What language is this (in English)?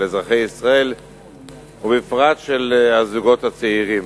Hebrew